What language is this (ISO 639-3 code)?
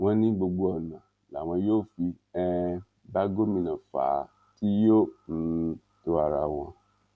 yor